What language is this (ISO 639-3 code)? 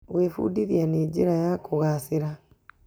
kik